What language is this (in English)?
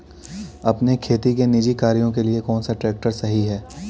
Hindi